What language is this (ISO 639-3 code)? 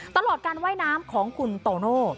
tha